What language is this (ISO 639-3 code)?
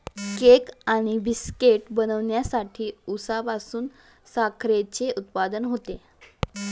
mar